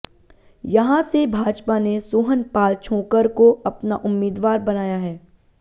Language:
Hindi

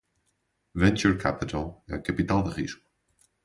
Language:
Portuguese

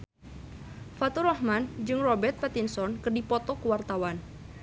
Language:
Sundanese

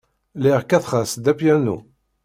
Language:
Kabyle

